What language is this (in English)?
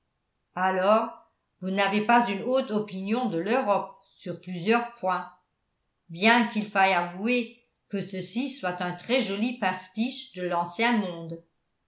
French